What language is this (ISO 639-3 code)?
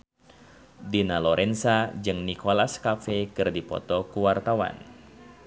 sun